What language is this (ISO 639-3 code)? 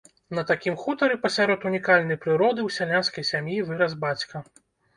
bel